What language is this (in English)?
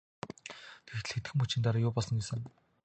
Mongolian